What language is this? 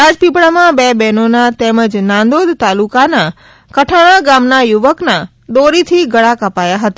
Gujarati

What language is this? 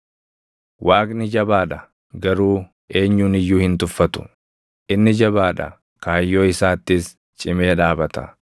Oromo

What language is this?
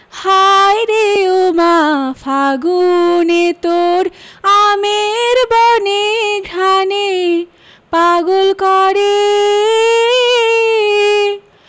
Bangla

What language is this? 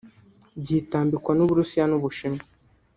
Kinyarwanda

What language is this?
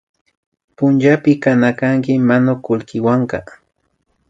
Imbabura Highland Quichua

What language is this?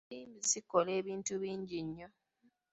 Ganda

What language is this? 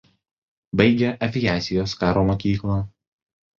Lithuanian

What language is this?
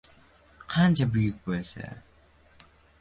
Uzbek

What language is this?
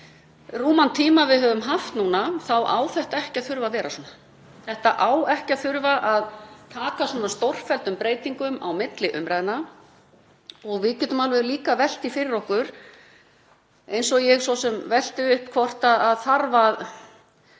Icelandic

